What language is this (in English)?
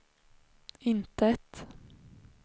Swedish